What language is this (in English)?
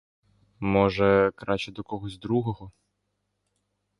Ukrainian